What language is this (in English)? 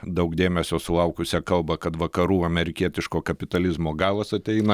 Lithuanian